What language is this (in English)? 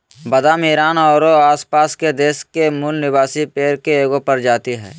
Magahi